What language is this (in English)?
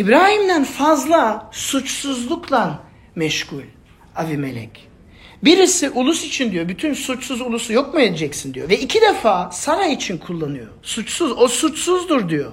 Turkish